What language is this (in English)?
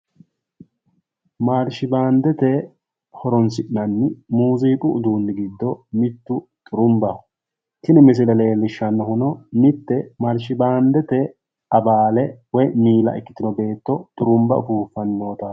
Sidamo